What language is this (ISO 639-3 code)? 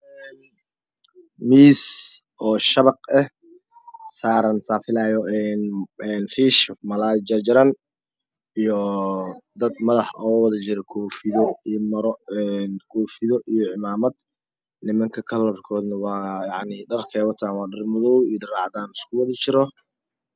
som